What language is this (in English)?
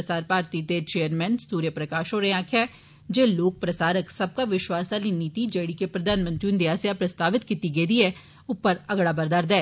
Dogri